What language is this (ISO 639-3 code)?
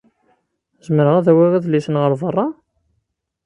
kab